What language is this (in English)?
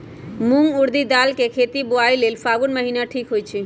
Magahi